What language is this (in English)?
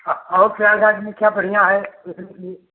Hindi